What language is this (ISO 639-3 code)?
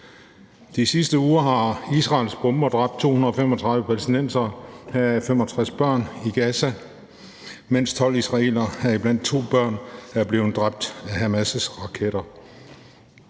dan